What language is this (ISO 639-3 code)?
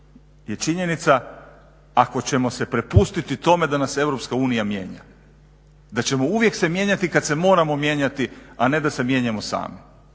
hrv